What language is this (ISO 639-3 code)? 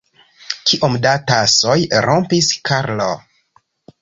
epo